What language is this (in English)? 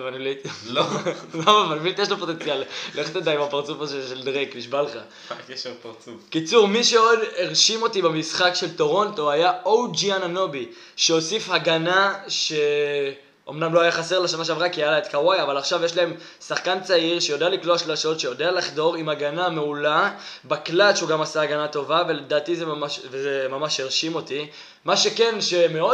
Hebrew